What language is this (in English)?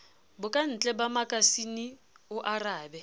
Southern Sotho